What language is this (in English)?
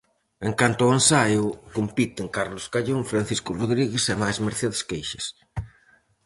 Galician